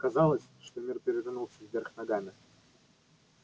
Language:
Russian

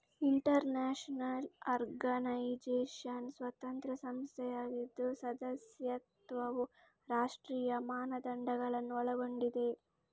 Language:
Kannada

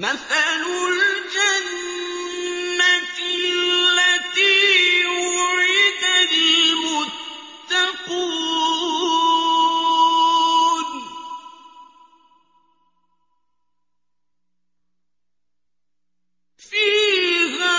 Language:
Arabic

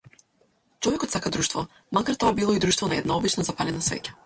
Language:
Macedonian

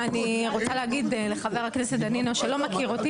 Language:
Hebrew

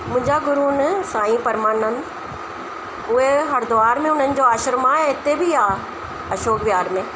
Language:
Sindhi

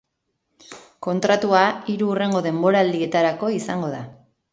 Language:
Basque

